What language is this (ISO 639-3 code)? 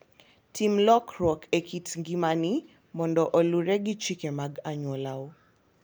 luo